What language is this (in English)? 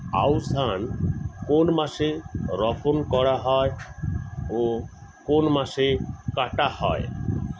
Bangla